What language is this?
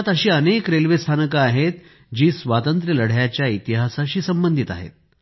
Marathi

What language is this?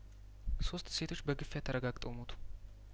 Amharic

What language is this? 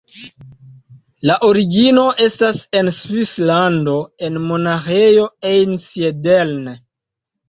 Esperanto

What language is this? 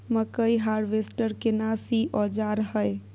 Maithili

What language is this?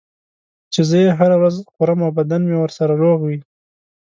Pashto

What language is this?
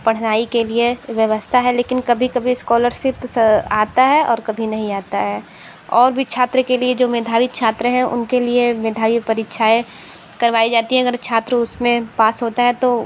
Hindi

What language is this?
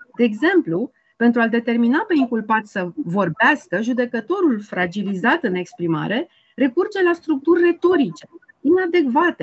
Romanian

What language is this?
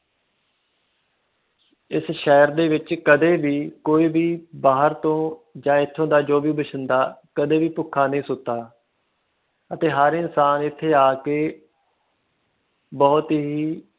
Punjabi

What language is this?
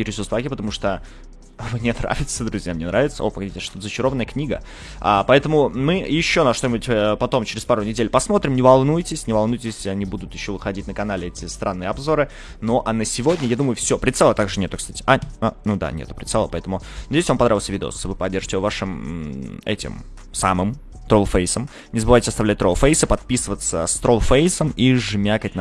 Russian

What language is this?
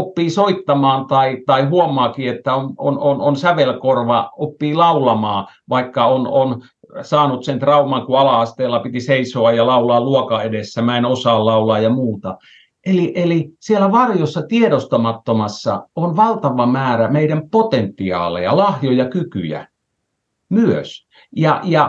Finnish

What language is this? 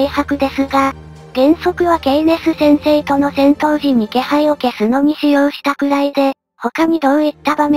Japanese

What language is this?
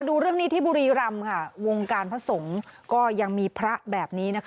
Thai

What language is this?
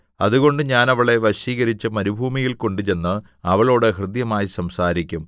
Malayalam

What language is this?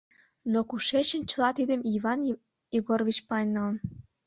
Mari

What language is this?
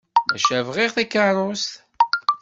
Kabyle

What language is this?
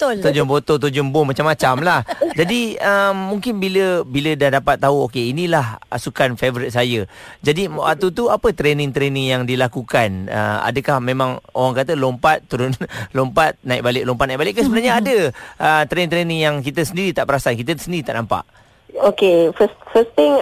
Malay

